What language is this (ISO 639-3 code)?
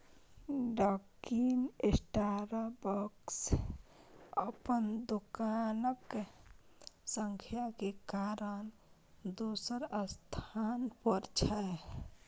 mai